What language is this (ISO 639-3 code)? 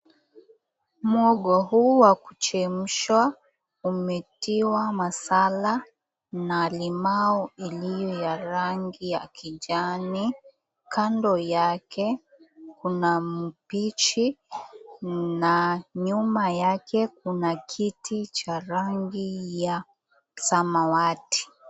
swa